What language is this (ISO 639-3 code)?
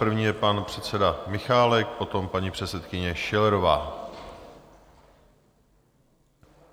ces